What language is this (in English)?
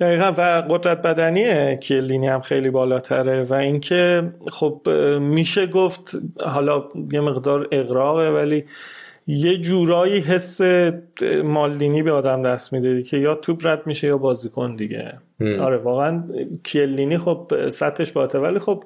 Persian